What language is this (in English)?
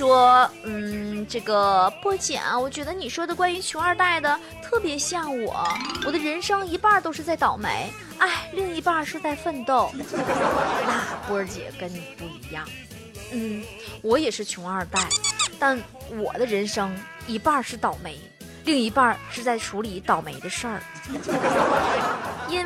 Chinese